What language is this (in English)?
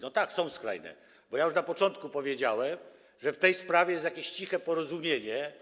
Polish